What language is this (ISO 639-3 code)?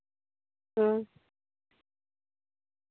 sat